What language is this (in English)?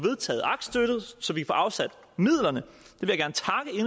Danish